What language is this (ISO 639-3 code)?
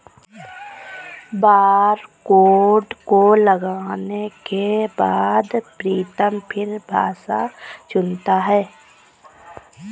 hin